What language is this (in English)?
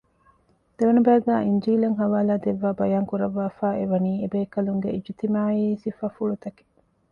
Divehi